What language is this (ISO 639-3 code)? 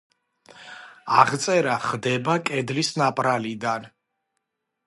kat